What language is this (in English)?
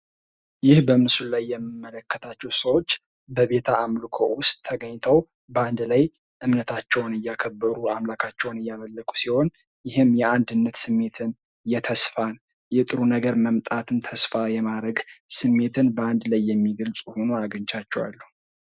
Amharic